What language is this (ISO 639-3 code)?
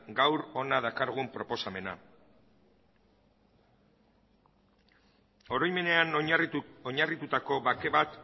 eus